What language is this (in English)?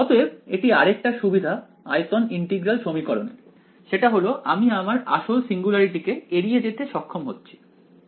Bangla